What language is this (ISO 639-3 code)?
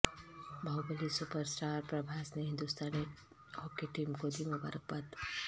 urd